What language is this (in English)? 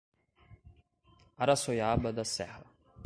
Portuguese